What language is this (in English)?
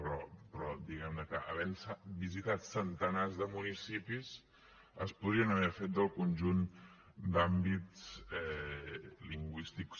Catalan